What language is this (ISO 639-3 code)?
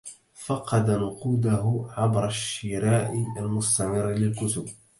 ara